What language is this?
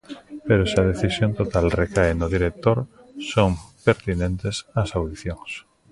Galician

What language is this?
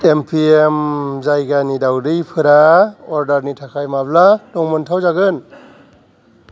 Bodo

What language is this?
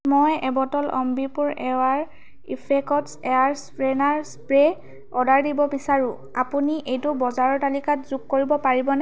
Assamese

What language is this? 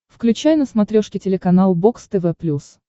Russian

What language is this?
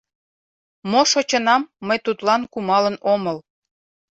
Mari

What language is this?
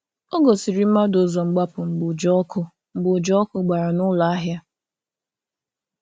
Igbo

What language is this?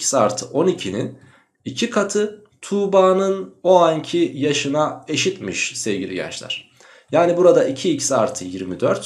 Turkish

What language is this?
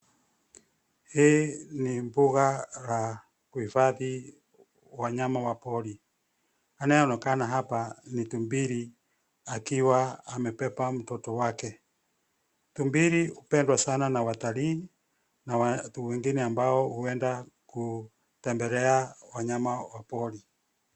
Swahili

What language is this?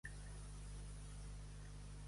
Catalan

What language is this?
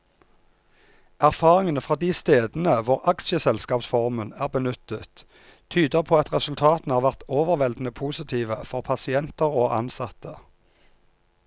Norwegian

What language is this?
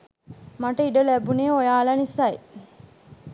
Sinhala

